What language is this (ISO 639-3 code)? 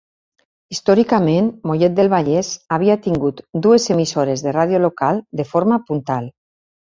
cat